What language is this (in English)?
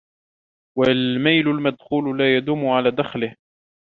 Arabic